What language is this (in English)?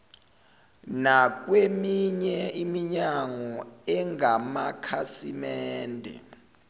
Zulu